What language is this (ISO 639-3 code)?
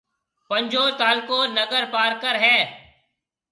mve